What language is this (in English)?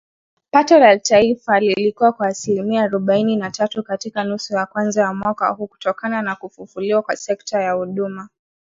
Swahili